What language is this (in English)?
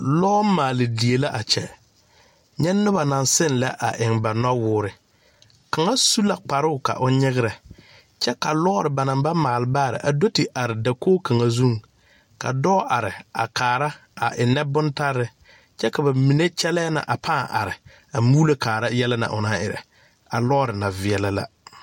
Southern Dagaare